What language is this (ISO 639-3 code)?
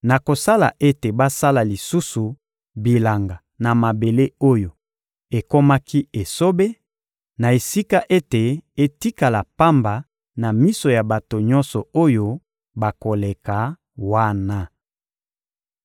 lin